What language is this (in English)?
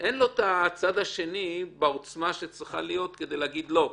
Hebrew